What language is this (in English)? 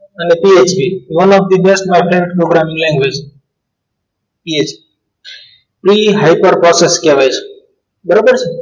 Gujarati